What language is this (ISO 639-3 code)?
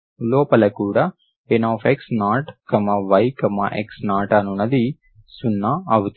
tel